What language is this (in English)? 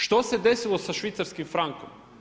Croatian